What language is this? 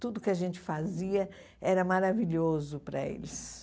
Portuguese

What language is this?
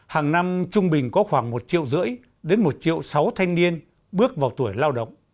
Vietnamese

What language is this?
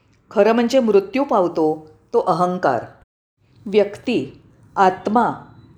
Marathi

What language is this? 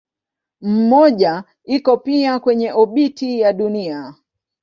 Swahili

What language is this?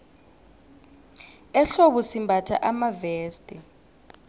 South Ndebele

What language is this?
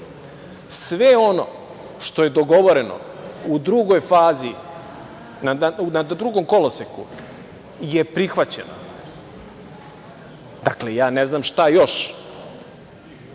Serbian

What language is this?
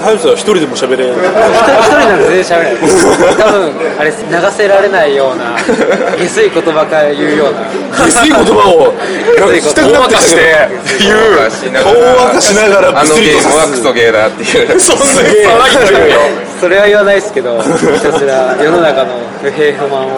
Japanese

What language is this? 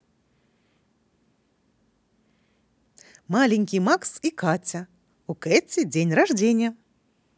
Russian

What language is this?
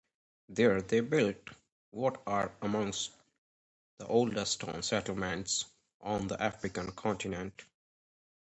English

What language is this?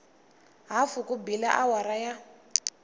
Tsonga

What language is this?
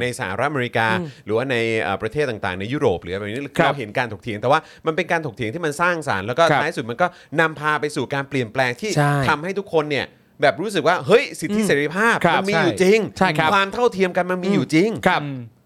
Thai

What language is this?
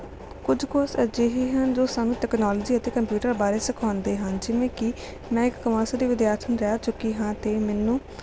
Punjabi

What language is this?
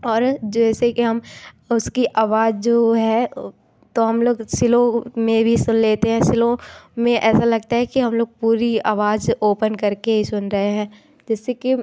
Hindi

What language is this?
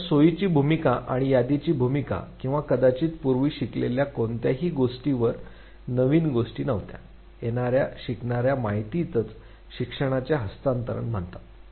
Marathi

